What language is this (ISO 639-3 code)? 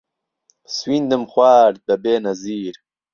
ckb